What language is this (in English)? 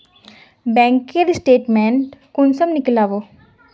Magahi